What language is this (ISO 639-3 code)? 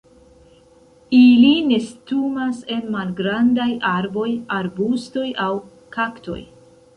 epo